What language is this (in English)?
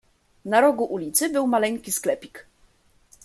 Polish